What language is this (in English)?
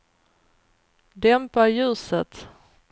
Swedish